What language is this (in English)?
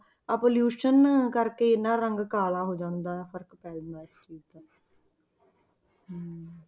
Punjabi